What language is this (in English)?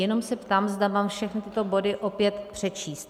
Czech